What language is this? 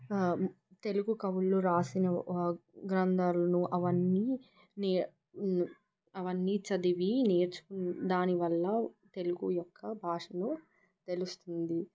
Telugu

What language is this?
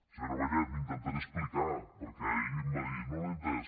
Catalan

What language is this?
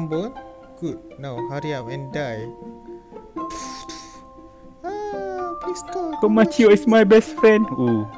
Malay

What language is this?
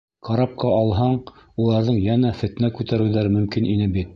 Bashkir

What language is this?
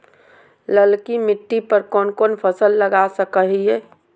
Magahi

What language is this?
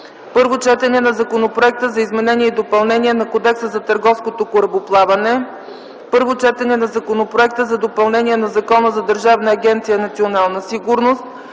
Bulgarian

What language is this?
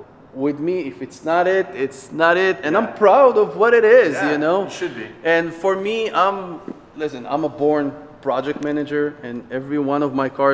English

